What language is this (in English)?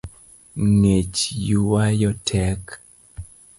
Luo (Kenya and Tanzania)